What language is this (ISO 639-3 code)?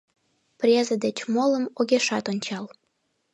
chm